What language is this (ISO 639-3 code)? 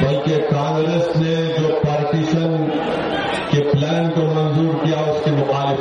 urd